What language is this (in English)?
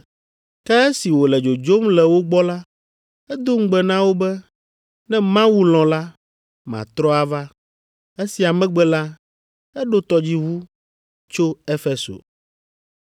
Ewe